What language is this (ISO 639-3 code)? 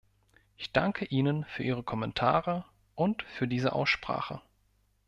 deu